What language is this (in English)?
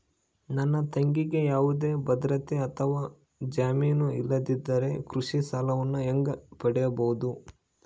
Kannada